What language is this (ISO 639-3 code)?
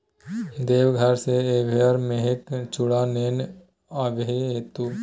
mai